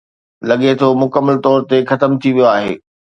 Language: Sindhi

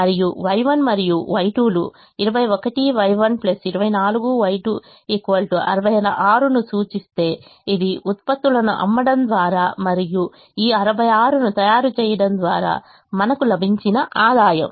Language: Telugu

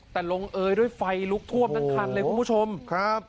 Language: Thai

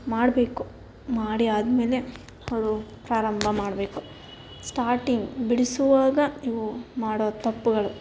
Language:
Kannada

